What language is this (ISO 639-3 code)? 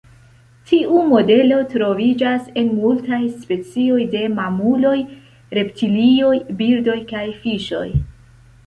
epo